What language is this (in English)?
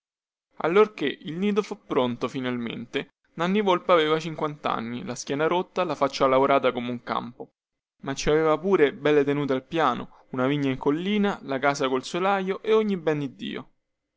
Italian